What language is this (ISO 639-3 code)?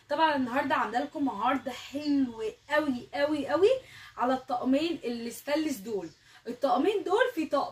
ara